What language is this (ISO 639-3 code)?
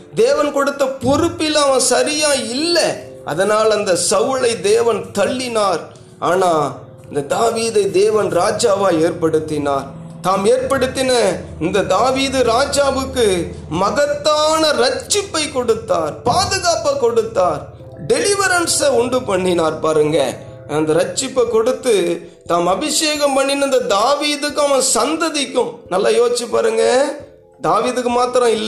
tam